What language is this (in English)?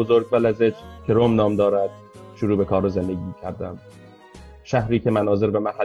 Persian